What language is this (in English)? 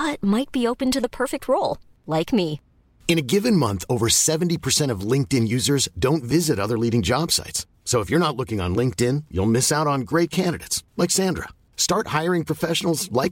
Filipino